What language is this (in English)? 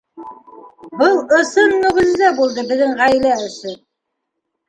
Bashkir